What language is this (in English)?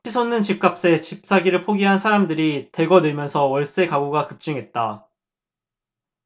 Korean